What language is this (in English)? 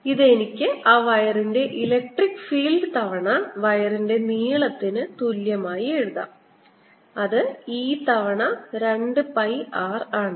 Malayalam